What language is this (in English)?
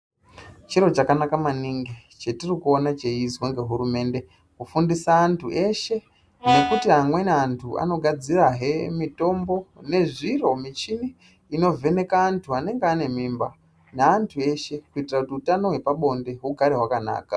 Ndau